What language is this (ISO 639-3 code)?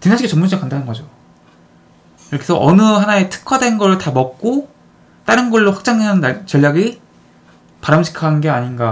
kor